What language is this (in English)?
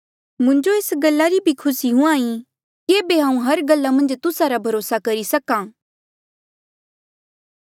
Mandeali